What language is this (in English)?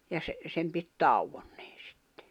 Finnish